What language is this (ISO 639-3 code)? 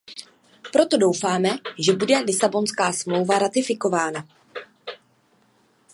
ces